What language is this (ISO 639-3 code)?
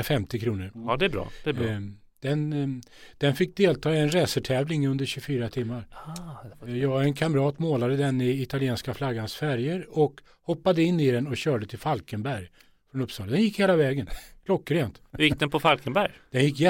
swe